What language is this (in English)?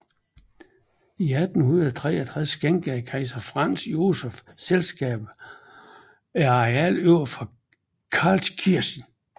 Danish